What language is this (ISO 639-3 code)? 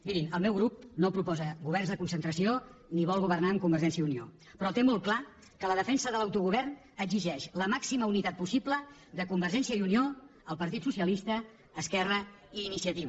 cat